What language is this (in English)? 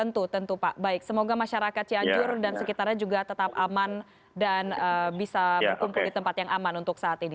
Indonesian